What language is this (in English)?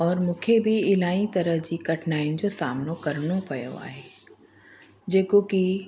Sindhi